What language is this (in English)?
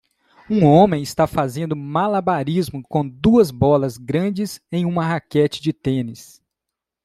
Portuguese